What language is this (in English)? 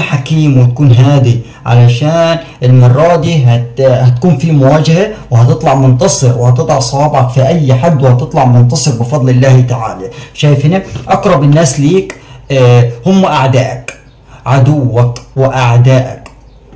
Arabic